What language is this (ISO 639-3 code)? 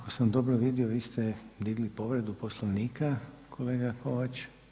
hrv